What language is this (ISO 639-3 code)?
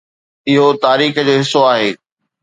snd